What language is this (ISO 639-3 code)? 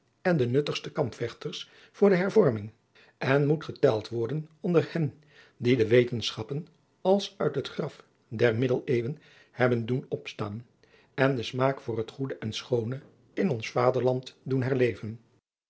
nld